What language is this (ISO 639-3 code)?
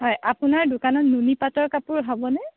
asm